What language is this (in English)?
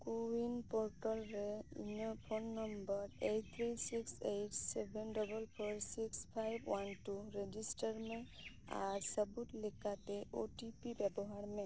Santali